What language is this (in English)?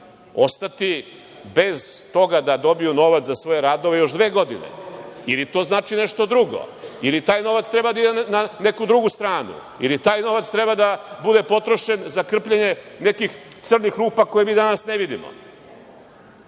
Serbian